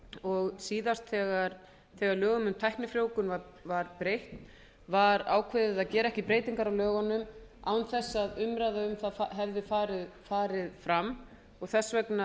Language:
Icelandic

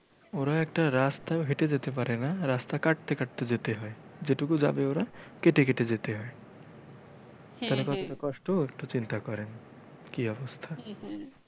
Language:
Bangla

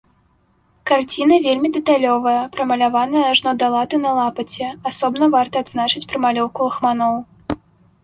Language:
Belarusian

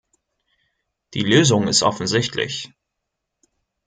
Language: German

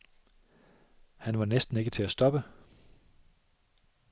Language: Danish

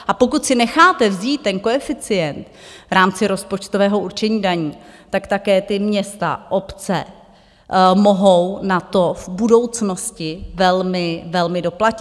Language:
Czech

